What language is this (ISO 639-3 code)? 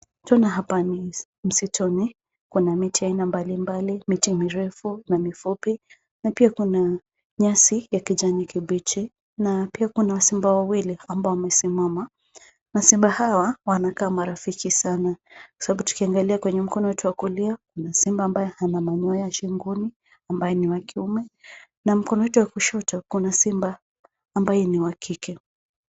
swa